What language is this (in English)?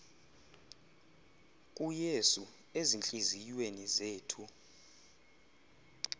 Xhosa